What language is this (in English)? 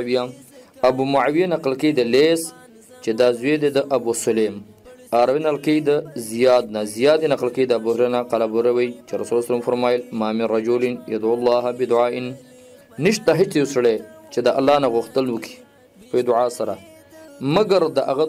Arabic